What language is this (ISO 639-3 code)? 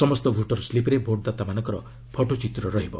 ori